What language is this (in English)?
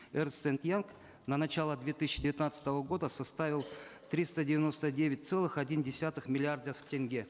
Kazakh